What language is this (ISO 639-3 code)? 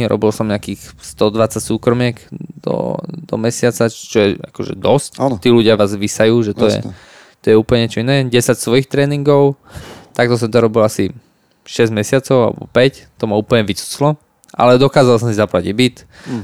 slk